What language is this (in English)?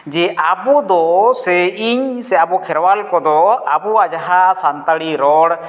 Santali